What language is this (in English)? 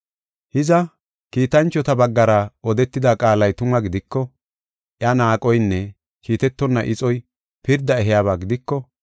Gofa